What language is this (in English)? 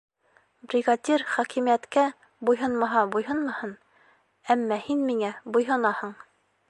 Bashkir